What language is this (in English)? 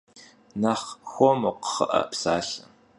Kabardian